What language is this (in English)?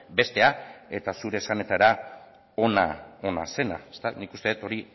Basque